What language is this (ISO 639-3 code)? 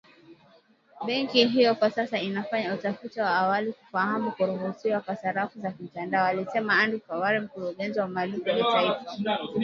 swa